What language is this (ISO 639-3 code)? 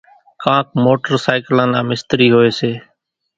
gjk